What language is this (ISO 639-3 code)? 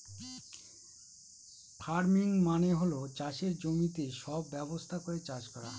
ben